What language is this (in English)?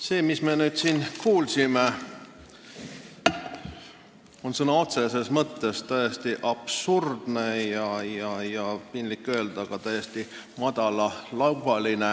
Estonian